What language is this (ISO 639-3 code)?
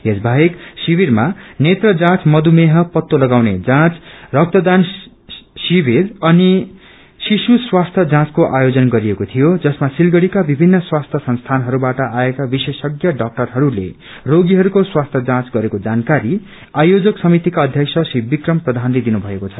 nep